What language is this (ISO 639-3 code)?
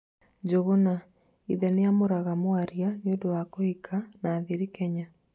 kik